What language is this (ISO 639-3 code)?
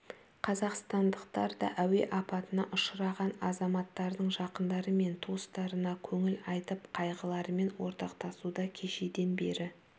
kaz